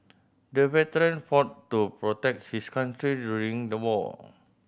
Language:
English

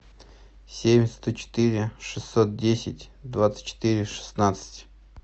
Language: Russian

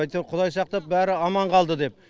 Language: Kazakh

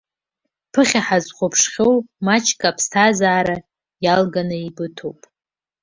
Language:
Abkhazian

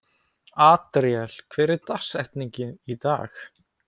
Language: Icelandic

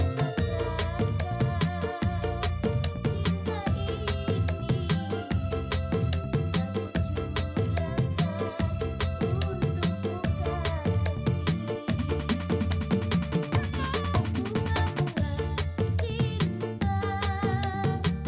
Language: Indonesian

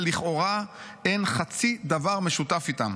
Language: Hebrew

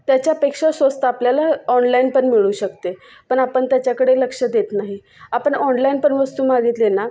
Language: Marathi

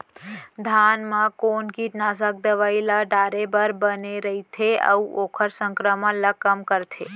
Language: Chhattisgarhi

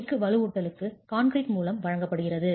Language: Tamil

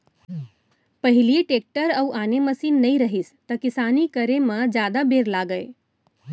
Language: Chhattisgarhi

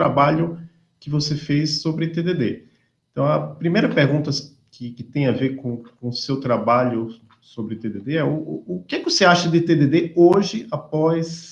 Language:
Portuguese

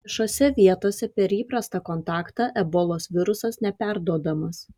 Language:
Lithuanian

